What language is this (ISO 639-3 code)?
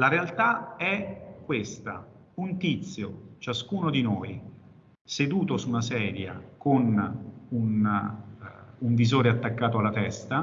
ita